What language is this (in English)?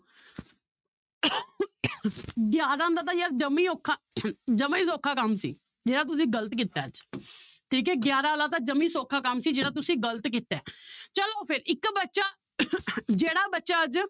Punjabi